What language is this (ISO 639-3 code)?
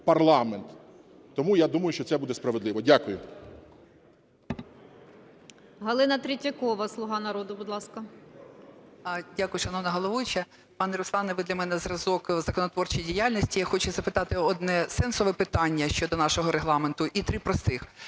ukr